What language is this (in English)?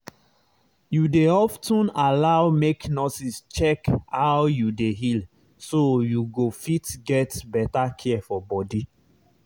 Nigerian Pidgin